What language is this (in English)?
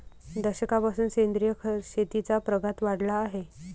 Marathi